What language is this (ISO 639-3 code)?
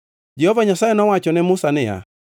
luo